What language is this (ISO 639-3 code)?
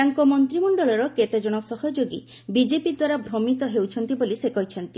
ori